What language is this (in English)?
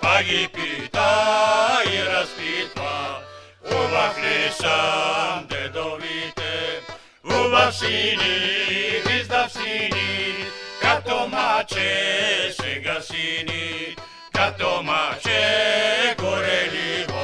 Bulgarian